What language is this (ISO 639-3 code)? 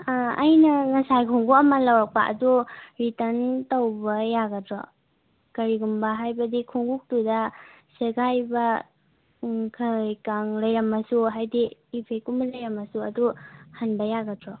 mni